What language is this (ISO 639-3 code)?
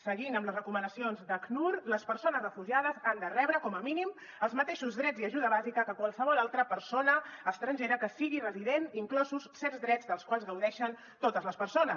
cat